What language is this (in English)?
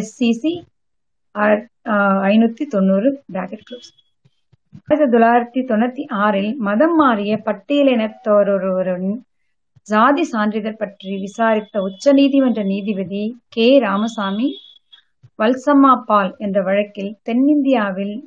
Tamil